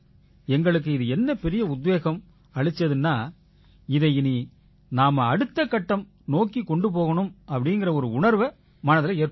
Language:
Tamil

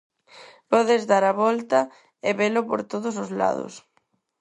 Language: Galician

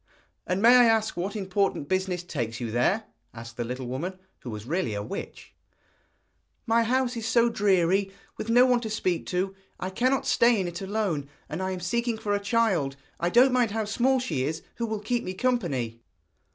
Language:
English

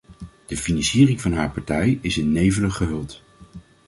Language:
Dutch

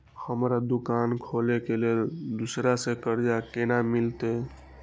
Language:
Maithili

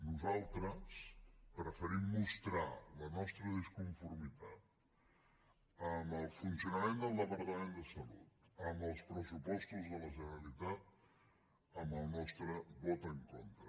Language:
Catalan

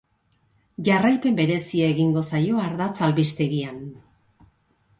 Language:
Basque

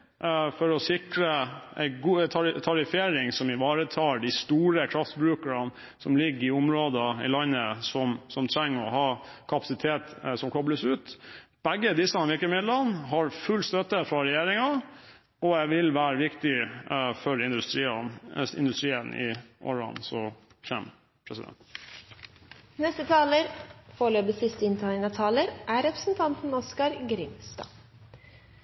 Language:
Norwegian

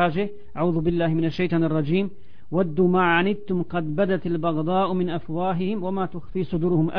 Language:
Croatian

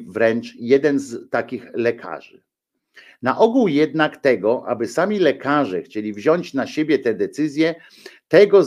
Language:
Polish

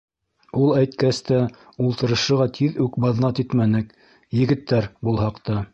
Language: Bashkir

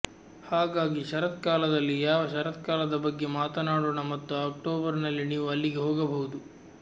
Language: Kannada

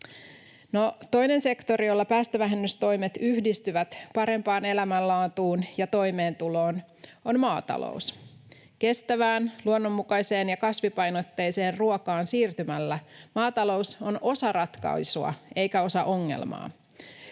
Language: Finnish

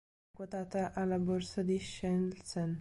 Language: Italian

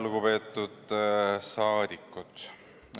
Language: Estonian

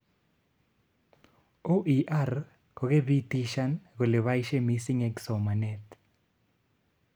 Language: Kalenjin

